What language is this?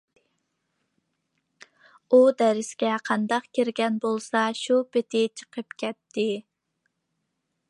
Uyghur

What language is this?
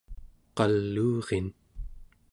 Central Yupik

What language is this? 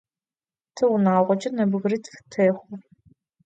Adyghe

